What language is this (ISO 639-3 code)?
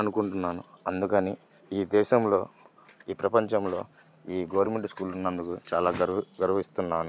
tel